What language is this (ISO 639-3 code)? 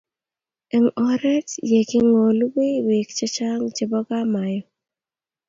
kln